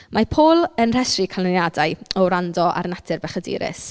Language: Welsh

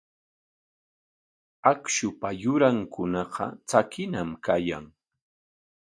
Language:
Corongo Ancash Quechua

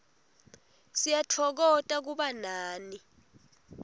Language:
Swati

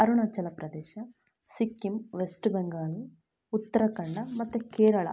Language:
Kannada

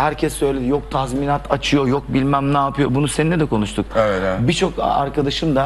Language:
Turkish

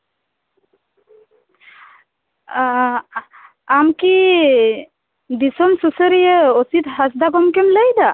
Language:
Santali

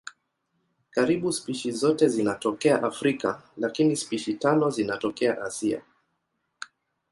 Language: Swahili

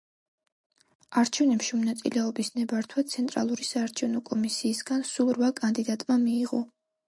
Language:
Georgian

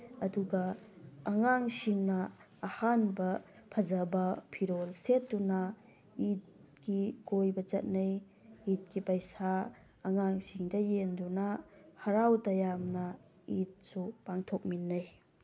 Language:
Manipuri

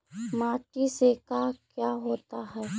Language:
Magahi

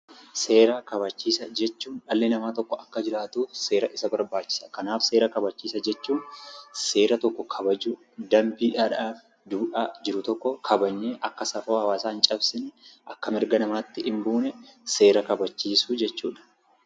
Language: Oromo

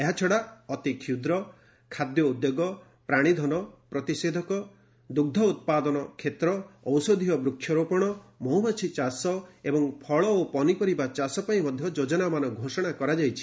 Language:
Odia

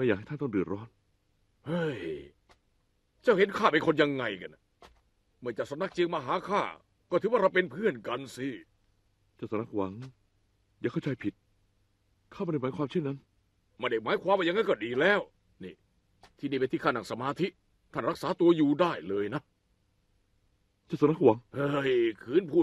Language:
Thai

